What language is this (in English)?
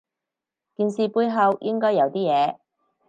Cantonese